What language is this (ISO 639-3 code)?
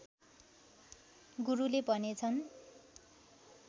nep